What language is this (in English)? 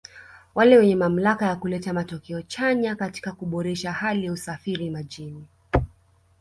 Swahili